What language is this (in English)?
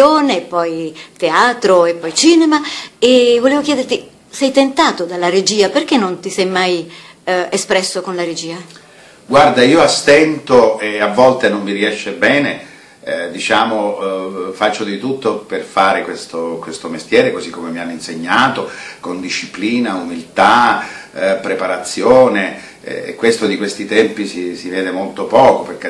Italian